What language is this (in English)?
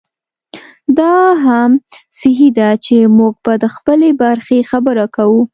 Pashto